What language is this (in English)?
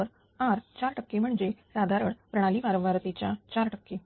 Marathi